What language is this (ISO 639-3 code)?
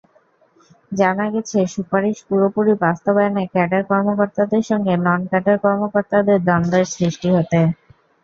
ben